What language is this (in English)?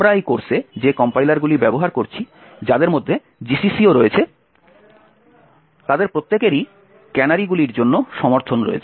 Bangla